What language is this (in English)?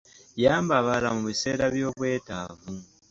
Ganda